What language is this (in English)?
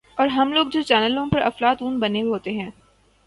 Urdu